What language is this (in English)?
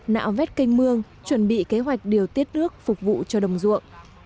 Vietnamese